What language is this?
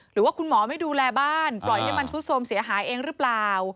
Thai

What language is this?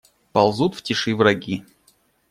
Russian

